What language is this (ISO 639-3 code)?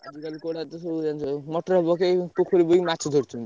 ori